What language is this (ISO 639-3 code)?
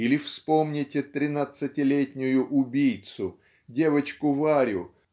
rus